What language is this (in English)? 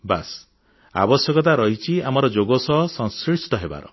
Odia